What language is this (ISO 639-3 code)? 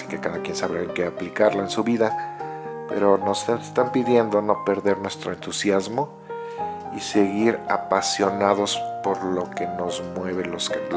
spa